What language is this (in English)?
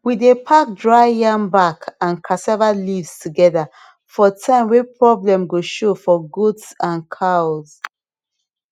Nigerian Pidgin